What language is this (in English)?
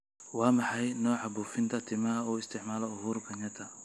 Somali